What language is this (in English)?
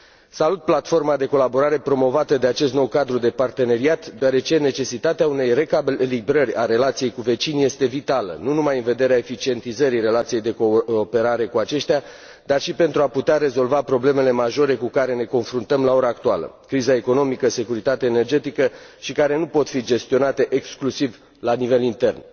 Romanian